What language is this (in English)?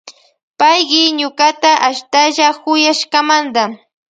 Loja Highland Quichua